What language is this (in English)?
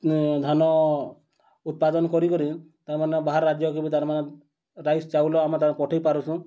Odia